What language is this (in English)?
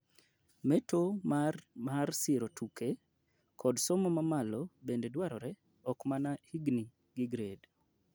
Luo (Kenya and Tanzania)